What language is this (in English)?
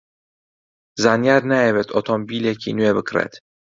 Central Kurdish